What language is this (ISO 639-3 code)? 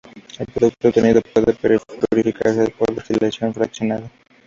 spa